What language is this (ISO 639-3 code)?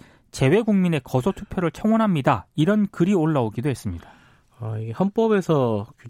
kor